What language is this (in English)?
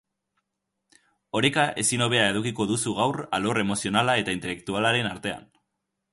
Basque